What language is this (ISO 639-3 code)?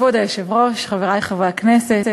heb